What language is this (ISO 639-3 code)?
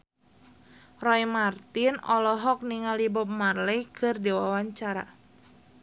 sun